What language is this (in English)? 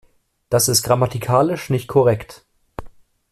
German